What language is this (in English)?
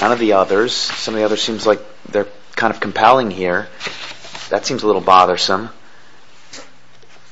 English